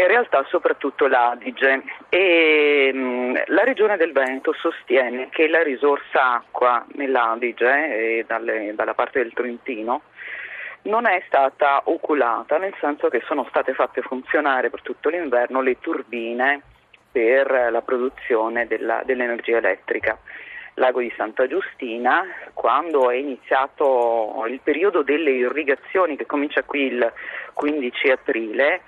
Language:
Italian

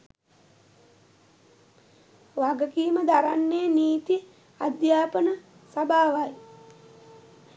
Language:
Sinhala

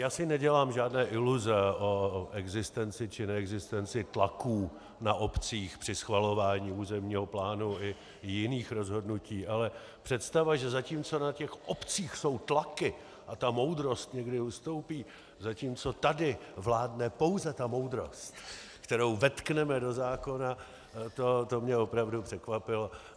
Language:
Czech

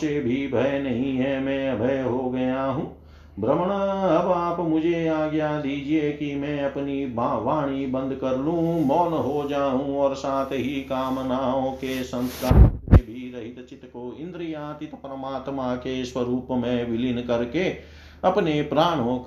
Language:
Hindi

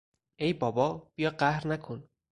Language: Persian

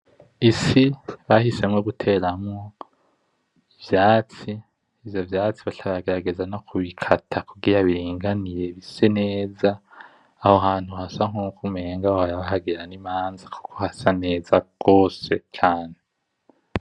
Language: Rundi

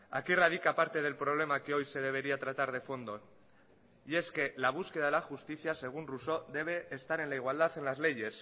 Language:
Spanish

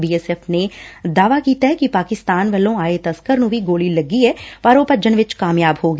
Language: Punjabi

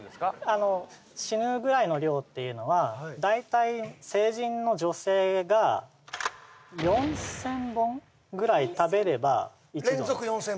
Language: Japanese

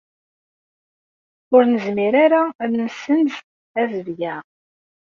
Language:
Kabyle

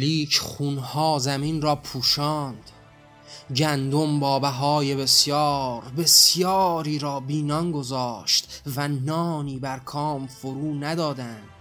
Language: Persian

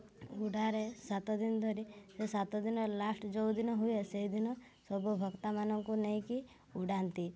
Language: Odia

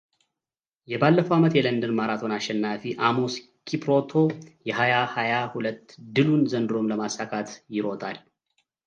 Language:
Amharic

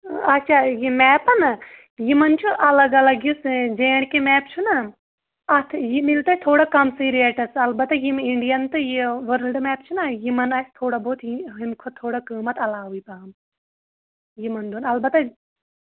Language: Kashmiri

